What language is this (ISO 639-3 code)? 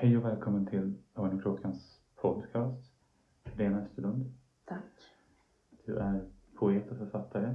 swe